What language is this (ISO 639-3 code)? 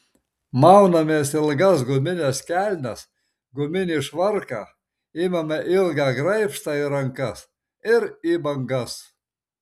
lit